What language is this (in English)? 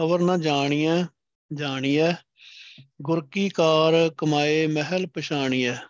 Punjabi